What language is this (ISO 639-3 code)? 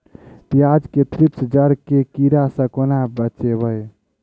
mai